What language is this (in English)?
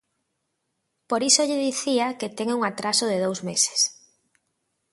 Galician